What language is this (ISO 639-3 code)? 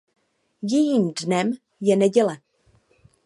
ces